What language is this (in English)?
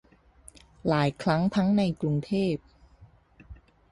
Thai